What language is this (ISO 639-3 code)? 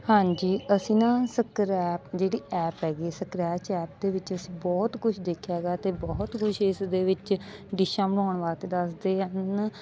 pan